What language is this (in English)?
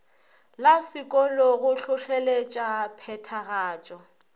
Northern Sotho